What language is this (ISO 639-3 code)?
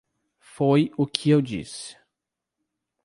por